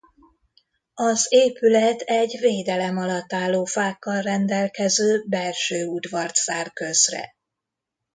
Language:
Hungarian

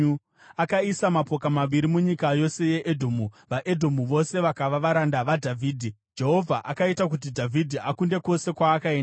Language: Shona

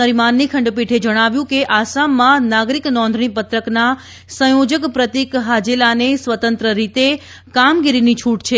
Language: Gujarati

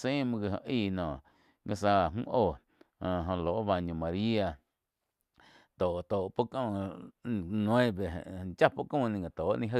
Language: Quiotepec Chinantec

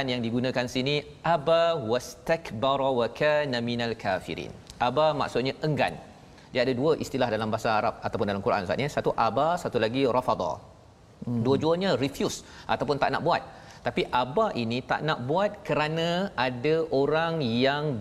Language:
Malay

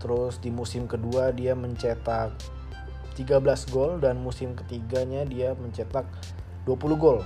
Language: Indonesian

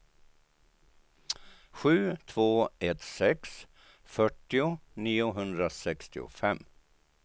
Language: Swedish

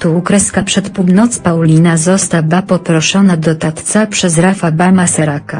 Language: Polish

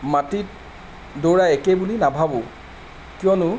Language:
Assamese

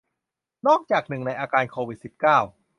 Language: Thai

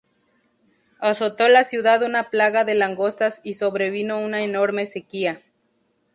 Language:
Spanish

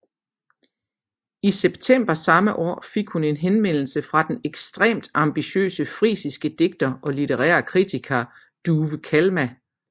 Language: Danish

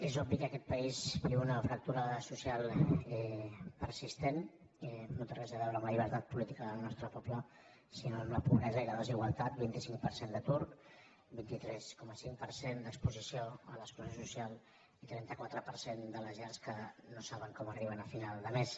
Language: Catalan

